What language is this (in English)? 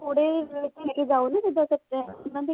Punjabi